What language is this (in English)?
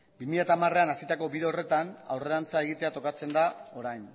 Basque